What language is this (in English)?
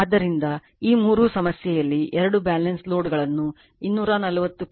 Kannada